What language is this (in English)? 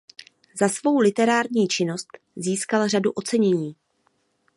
Czech